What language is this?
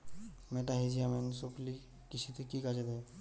Bangla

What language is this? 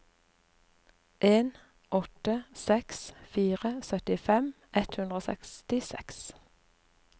Norwegian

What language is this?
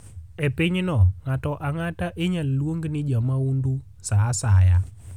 Luo (Kenya and Tanzania)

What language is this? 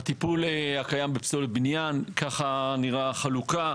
Hebrew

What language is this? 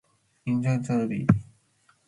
Matsés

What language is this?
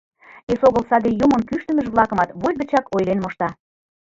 Mari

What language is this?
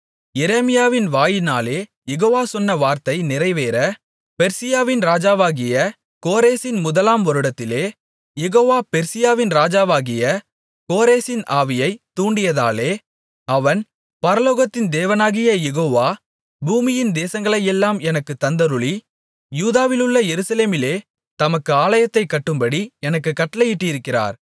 Tamil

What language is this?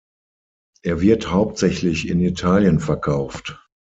German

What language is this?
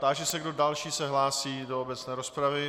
Czech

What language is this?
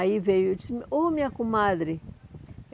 Portuguese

